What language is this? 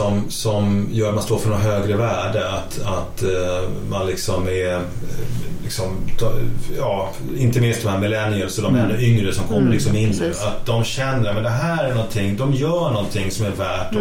Swedish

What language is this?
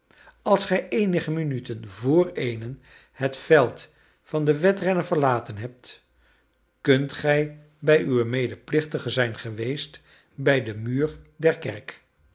Dutch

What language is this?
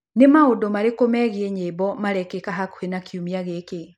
Kikuyu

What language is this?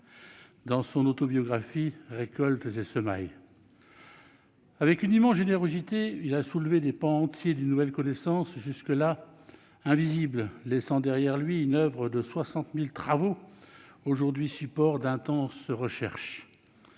French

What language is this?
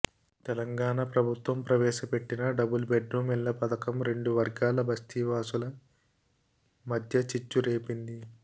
Telugu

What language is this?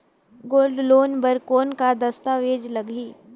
Chhattisgarhi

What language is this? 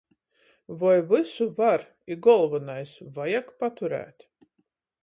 Latgalian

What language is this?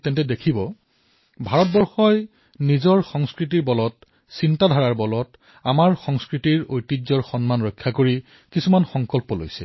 Assamese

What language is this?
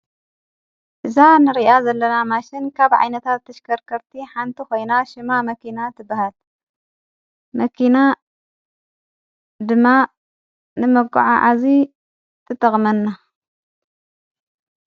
Tigrinya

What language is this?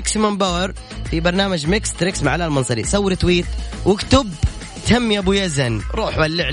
Arabic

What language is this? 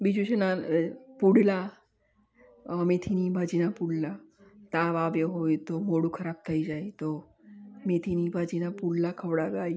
Gujarati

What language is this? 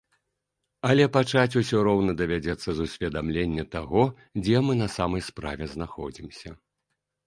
Belarusian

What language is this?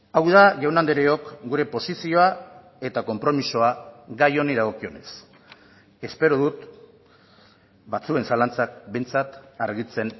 Basque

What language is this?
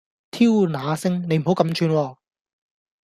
Cantonese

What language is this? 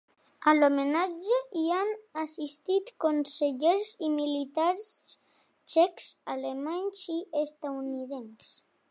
Catalan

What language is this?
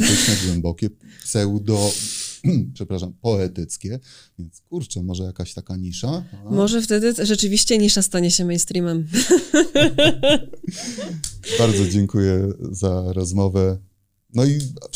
Polish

